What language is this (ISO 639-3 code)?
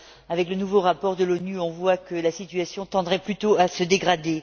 fra